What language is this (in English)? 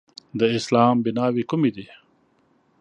Pashto